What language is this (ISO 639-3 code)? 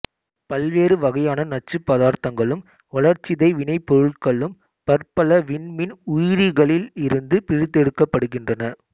tam